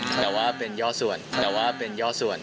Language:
Thai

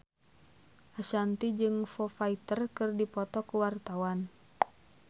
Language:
Sundanese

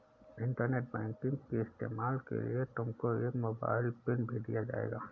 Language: Hindi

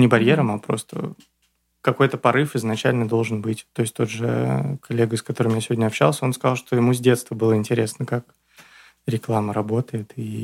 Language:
Russian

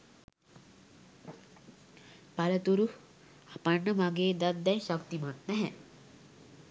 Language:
Sinhala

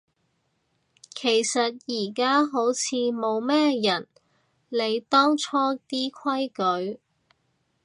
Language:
Cantonese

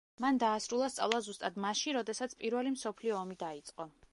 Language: Georgian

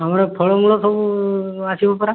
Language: Odia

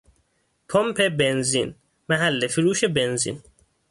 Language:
Persian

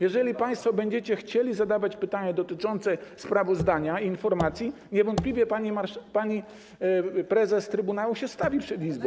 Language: Polish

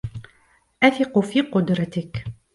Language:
Arabic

